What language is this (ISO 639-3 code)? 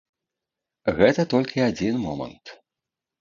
bel